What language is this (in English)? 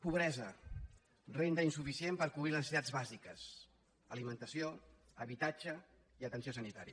Catalan